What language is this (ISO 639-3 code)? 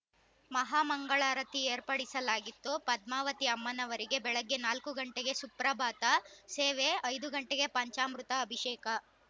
kan